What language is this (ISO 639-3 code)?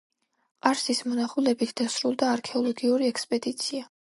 kat